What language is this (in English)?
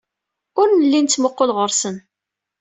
Kabyle